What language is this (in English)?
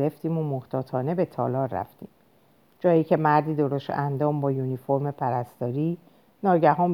Persian